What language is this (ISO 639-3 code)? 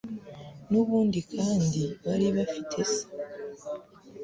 kin